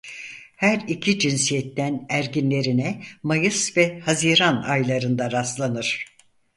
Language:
Turkish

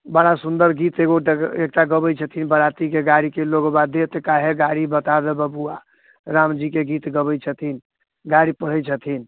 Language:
Maithili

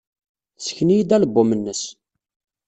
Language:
Kabyle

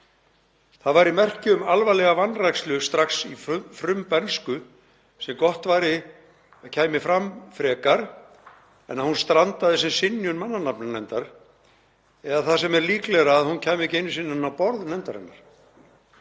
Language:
Icelandic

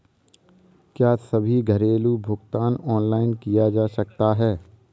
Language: Hindi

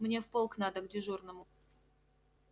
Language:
Russian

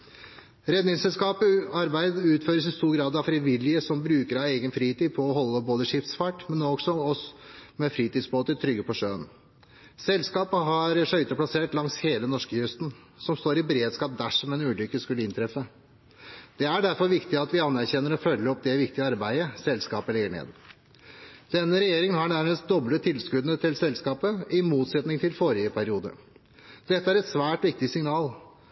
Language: Norwegian Bokmål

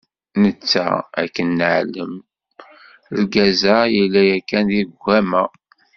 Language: Kabyle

